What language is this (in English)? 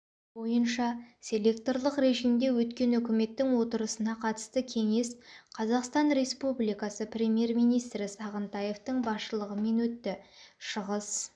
Kazakh